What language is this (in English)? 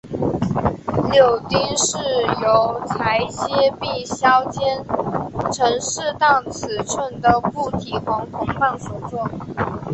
Chinese